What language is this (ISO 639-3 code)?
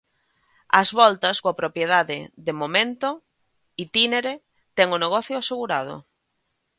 glg